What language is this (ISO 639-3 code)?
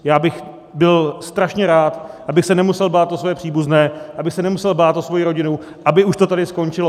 ces